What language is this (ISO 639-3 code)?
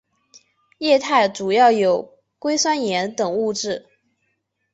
zho